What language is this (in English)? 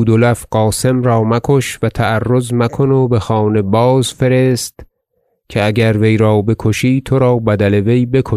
Persian